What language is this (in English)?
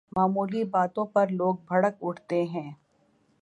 Urdu